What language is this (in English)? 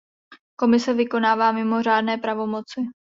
Czech